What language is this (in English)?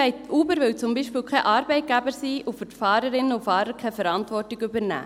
Swiss German